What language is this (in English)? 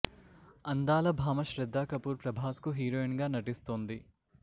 Telugu